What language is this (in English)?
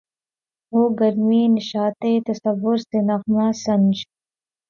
Urdu